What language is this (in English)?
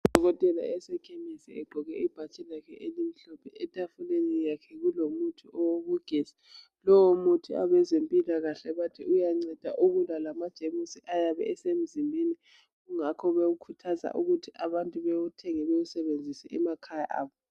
North Ndebele